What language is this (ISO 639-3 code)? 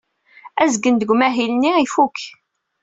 kab